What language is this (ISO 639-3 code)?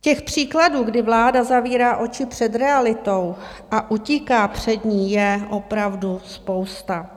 ces